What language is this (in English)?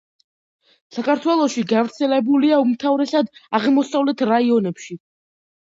Georgian